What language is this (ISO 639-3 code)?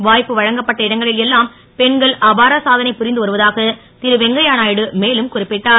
tam